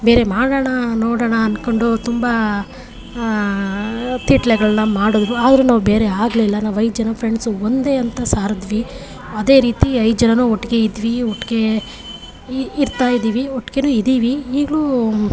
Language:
Kannada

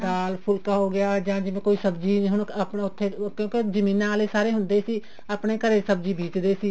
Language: Punjabi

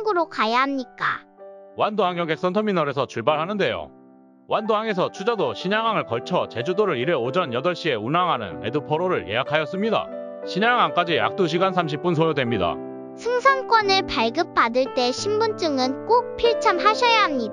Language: Korean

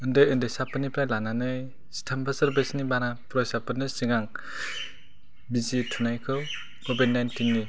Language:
Bodo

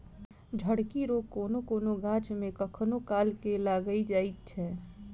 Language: Maithili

